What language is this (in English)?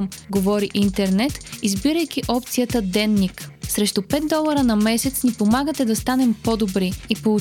Bulgarian